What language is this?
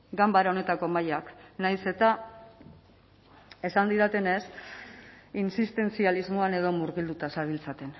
Basque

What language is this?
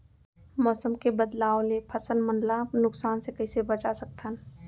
Chhattisgarhi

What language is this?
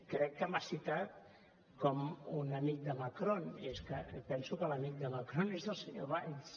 Catalan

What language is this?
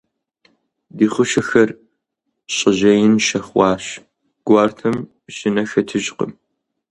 Kabardian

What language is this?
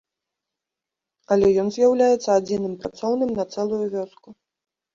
Belarusian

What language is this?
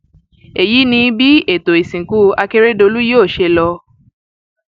Yoruba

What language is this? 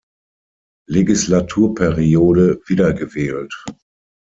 German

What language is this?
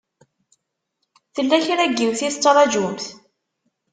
Kabyle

